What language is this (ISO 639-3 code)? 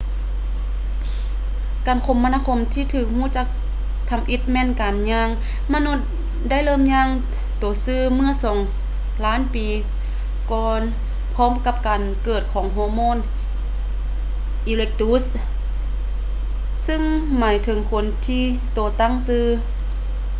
lao